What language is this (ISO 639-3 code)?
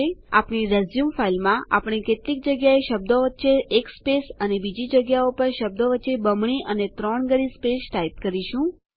guj